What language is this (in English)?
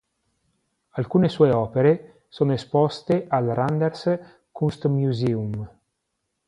Italian